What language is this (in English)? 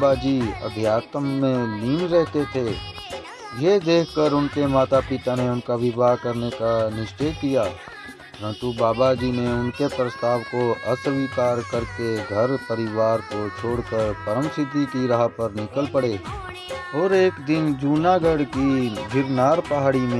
Hindi